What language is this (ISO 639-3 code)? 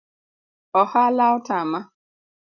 luo